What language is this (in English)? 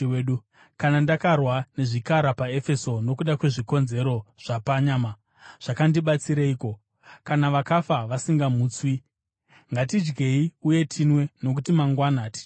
Shona